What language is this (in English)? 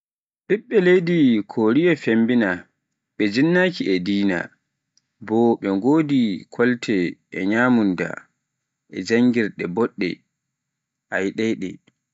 Pular